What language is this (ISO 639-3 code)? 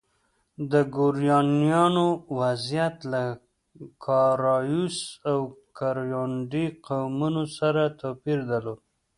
pus